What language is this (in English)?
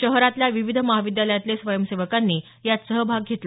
Marathi